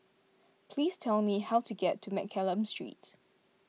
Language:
English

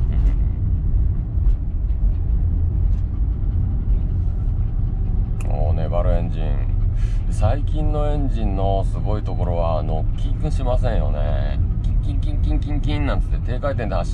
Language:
Japanese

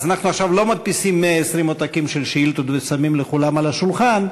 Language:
Hebrew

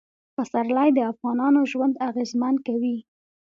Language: Pashto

